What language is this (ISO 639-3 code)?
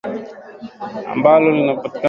swa